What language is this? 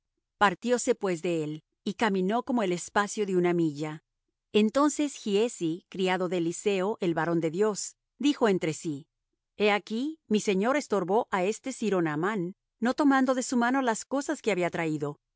Spanish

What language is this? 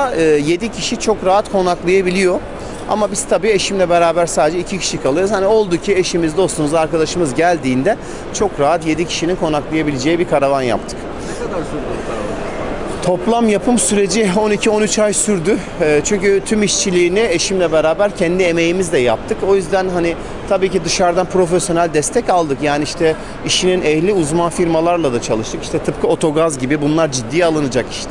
Turkish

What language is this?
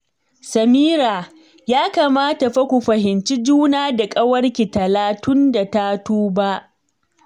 Hausa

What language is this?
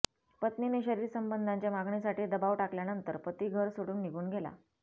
Marathi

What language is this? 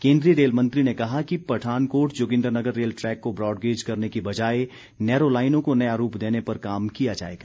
Hindi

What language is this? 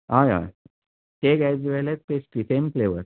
Konkani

